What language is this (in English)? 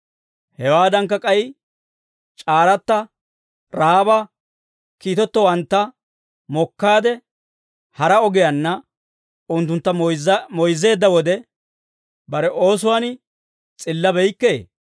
Dawro